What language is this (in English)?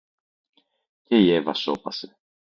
Greek